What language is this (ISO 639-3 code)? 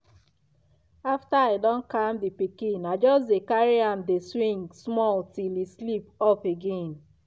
pcm